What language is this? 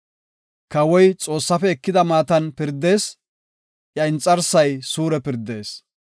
Gofa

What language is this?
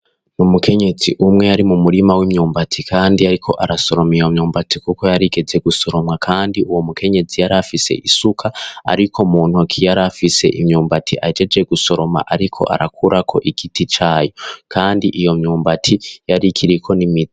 Rundi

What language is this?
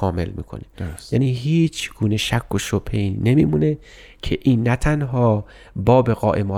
Persian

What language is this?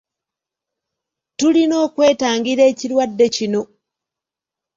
Ganda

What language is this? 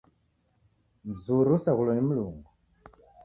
Taita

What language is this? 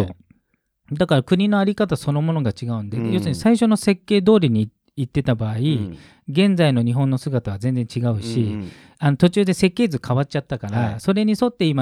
Japanese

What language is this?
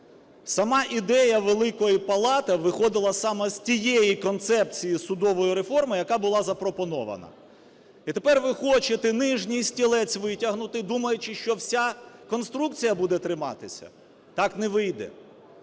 Ukrainian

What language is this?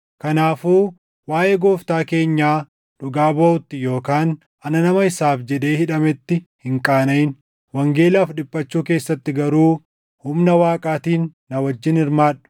Oromo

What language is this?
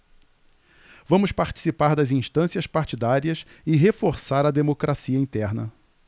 Portuguese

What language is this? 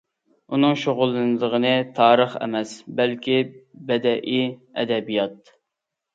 Uyghur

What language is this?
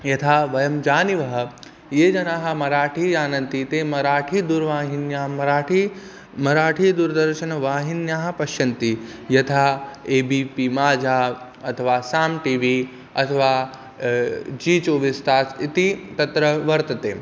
Sanskrit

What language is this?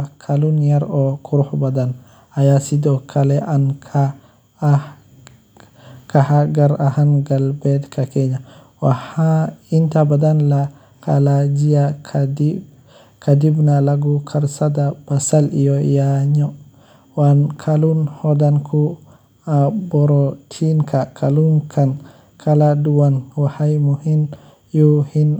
Somali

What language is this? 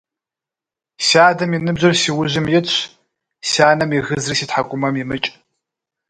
Kabardian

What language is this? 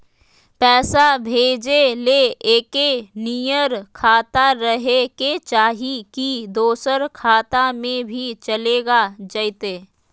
Magahi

